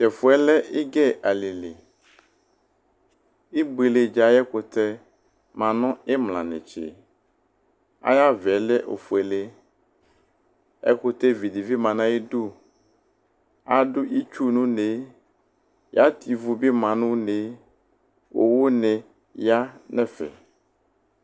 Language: Ikposo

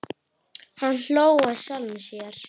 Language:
Icelandic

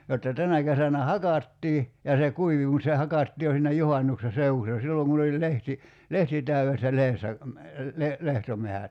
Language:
Finnish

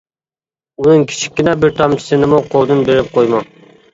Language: Uyghur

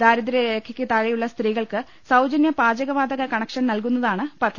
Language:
Malayalam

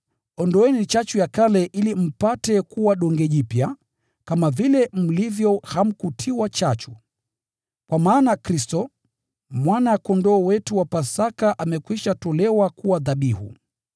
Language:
Swahili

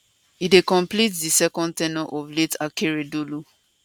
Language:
Nigerian Pidgin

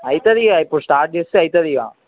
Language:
Telugu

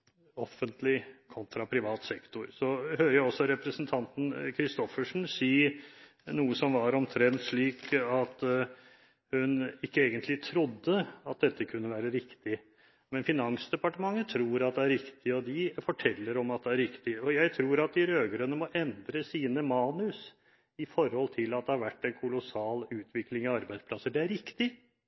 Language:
Norwegian Bokmål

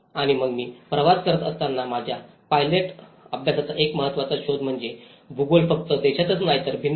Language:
Marathi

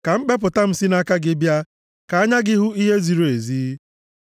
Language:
Igbo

